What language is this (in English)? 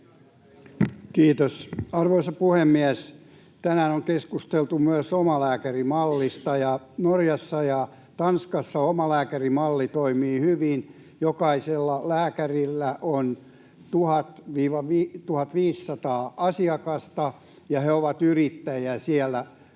Finnish